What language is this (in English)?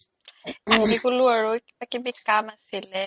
Assamese